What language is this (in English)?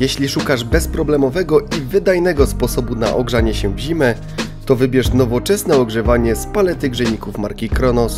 Polish